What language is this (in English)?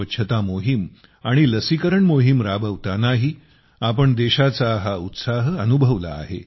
Marathi